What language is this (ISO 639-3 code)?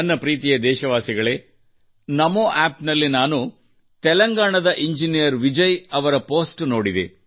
kan